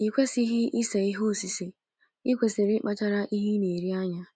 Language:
Igbo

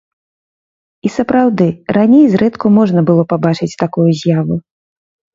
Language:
Belarusian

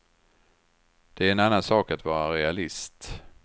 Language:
Swedish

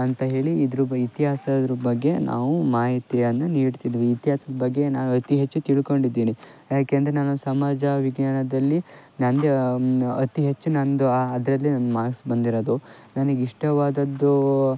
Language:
Kannada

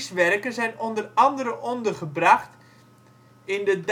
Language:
Dutch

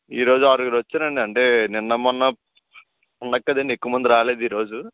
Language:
Telugu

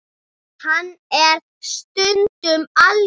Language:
Icelandic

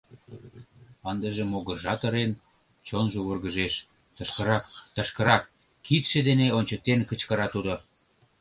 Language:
Mari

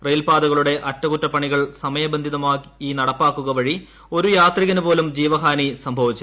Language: Malayalam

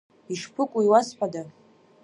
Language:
Abkhazian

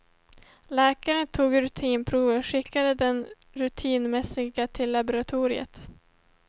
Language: Swedish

